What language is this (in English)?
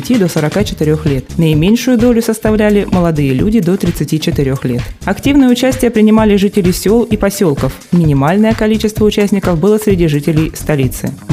Russian